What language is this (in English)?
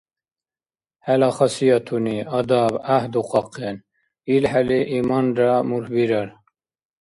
Dargwa